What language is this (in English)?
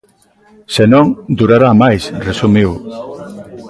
Galician